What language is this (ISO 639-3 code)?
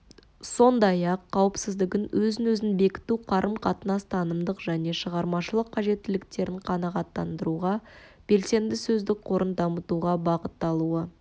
kaz